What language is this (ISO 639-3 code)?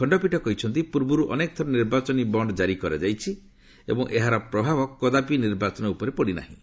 ori